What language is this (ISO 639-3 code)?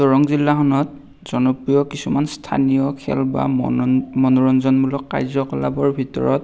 asm